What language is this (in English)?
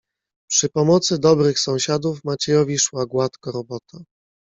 Polish